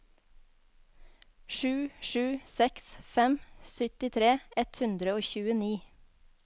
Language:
Norwegian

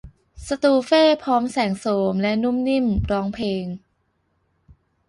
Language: Thai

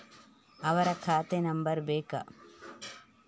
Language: Kannada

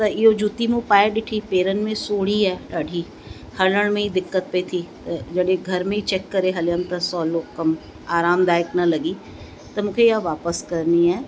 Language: Sindhi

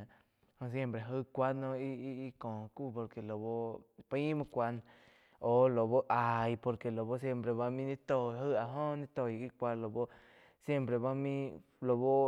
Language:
Quiotepec Chinantec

